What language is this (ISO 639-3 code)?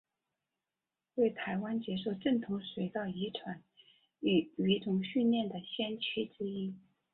zho